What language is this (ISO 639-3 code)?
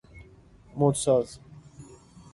fas